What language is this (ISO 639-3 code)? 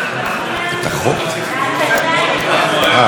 heb